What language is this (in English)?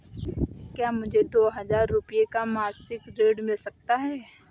Hindi